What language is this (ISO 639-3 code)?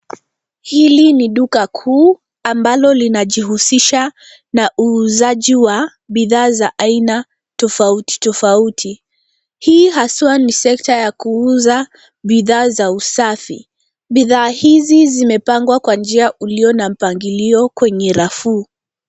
swa